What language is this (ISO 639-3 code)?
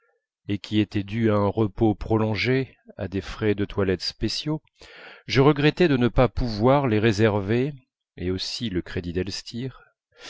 fra